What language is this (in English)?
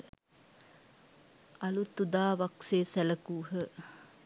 Sinhala